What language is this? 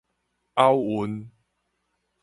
Min Nan Chinese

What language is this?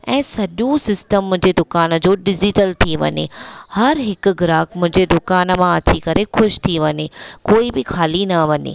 Sindhi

